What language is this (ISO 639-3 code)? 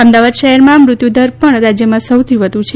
guj